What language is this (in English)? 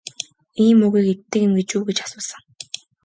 Mongolian